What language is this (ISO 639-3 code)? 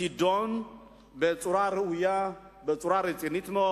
heb